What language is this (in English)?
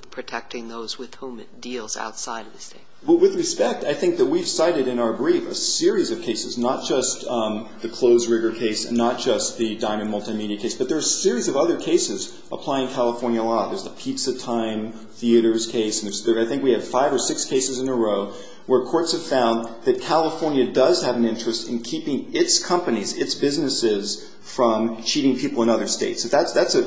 English